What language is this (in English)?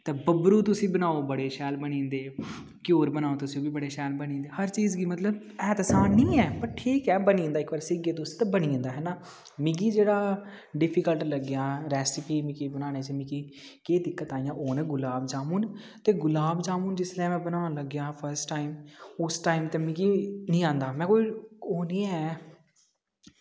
Dogri